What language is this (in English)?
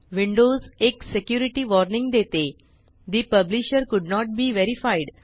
Marathi